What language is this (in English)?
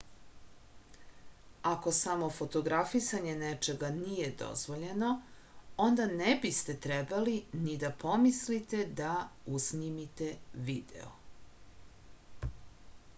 Serbian